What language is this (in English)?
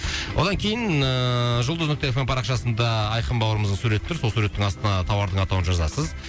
Kazakh